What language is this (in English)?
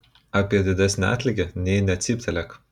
Lithuanian